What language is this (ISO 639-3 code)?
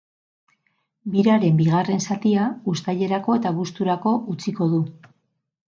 eus